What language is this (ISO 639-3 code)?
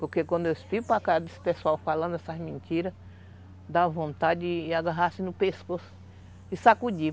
por